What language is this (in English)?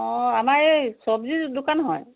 Assamese